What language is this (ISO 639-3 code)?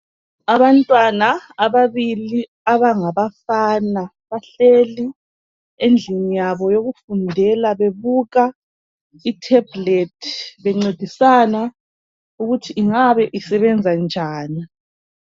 nde